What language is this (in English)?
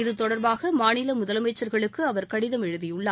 Tamil